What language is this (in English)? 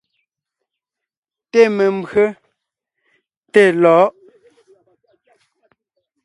Ngiemboon